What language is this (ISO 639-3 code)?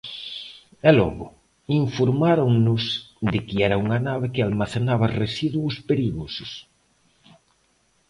glg